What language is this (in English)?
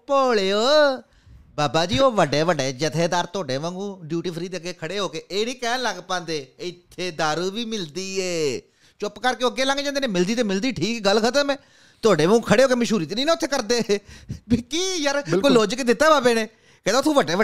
Punjabi